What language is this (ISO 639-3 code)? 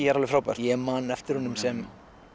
isl